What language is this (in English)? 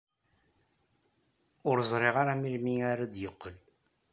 Kabyle